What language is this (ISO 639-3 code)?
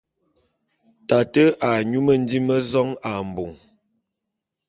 bum